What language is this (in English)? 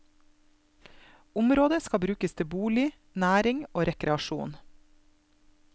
Norwegian